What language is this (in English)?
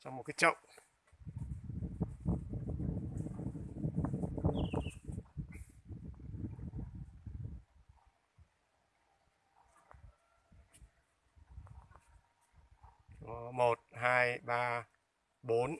Vietnamese